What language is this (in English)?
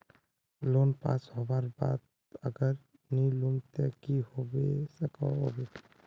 Magahi